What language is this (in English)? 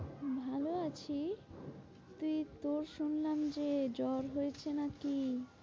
Bangla